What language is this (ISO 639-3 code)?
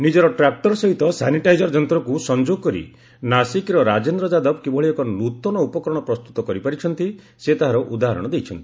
ori